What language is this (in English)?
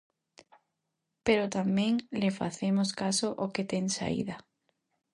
Galician